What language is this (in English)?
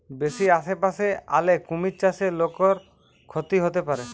Bangla